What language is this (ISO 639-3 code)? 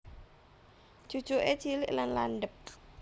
jav